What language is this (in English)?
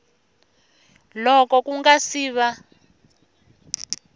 Tsonga